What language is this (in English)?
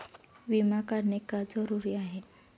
Marathi